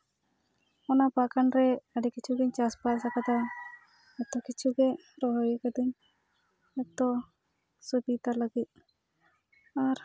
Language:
Santali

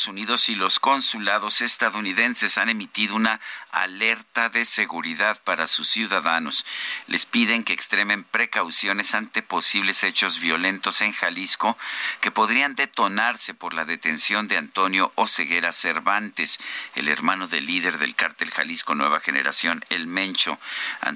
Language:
Spanish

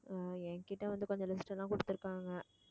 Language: Tamil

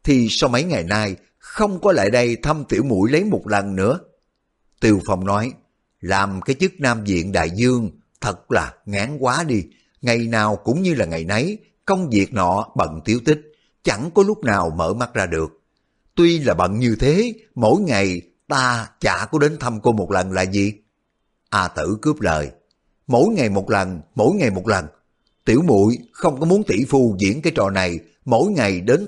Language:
Vietnamese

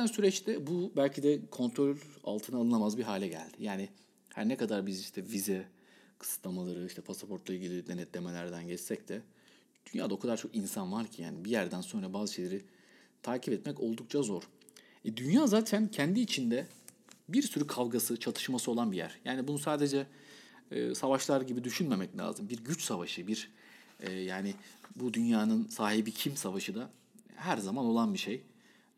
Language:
Turkish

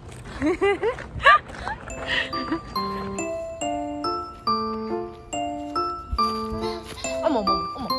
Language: Korean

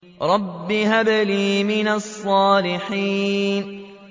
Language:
Arabic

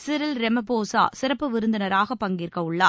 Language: Tamil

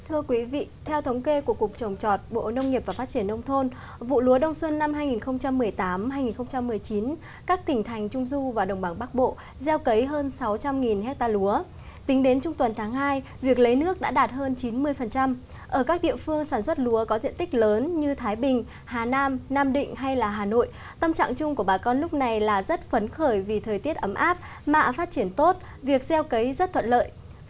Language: Vietnamese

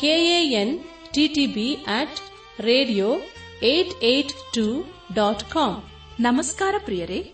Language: Kannada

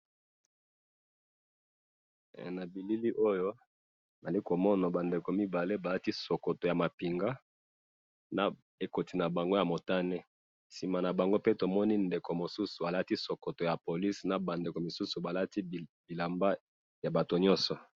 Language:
Lingala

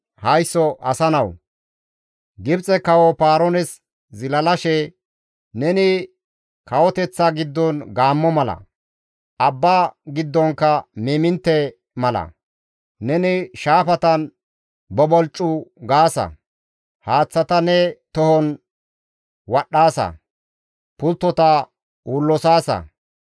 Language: Gamo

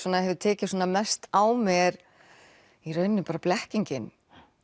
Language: Icelandic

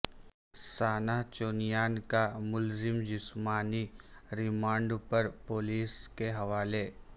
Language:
Urdu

